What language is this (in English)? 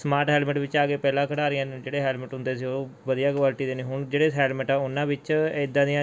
Punjabi